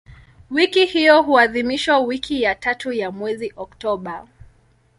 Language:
Swahili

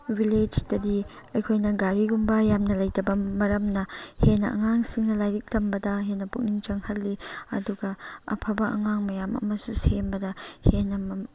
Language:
Manipuri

